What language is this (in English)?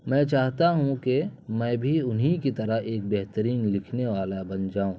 Urdu